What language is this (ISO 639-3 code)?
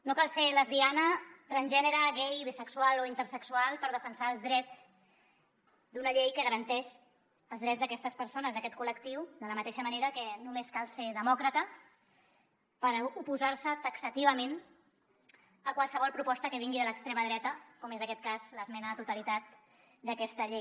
cat